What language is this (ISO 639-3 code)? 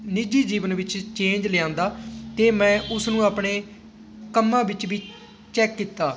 pan